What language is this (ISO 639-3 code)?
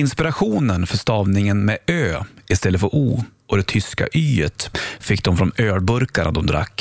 swe